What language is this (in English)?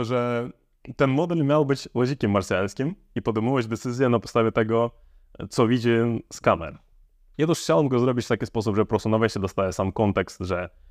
Polish